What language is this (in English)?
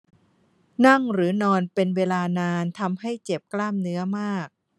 Thai